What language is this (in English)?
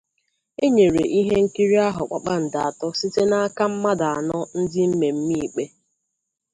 Igbo